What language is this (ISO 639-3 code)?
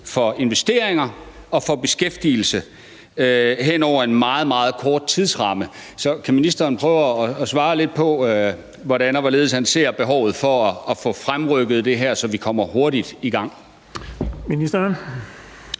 dan